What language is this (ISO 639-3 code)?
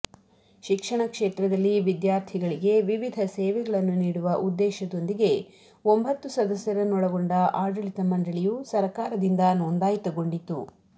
kan